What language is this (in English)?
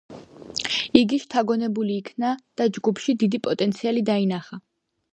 Georgian